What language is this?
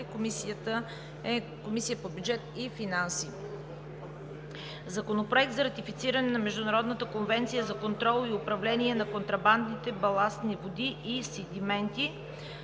Bulgarian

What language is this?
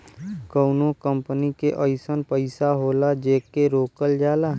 Bhojpuri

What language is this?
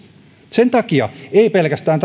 Finnish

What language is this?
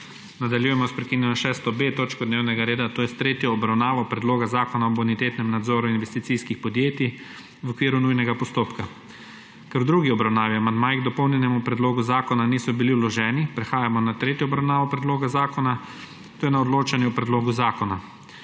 Slovenian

